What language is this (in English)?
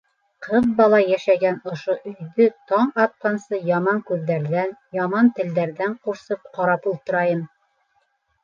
Bashkir